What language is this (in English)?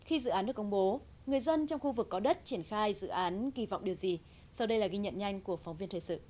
Vietnamese